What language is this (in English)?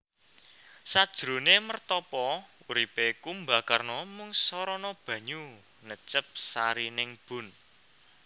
Javanese